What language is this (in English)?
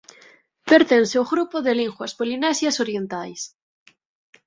Galician